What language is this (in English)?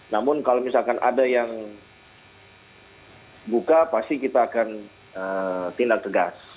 Indonesian